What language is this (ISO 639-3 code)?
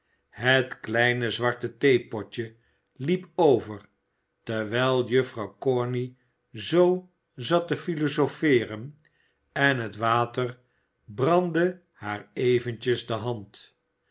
nld